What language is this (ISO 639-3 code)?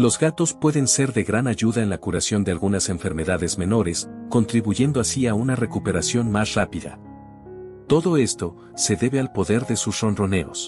spa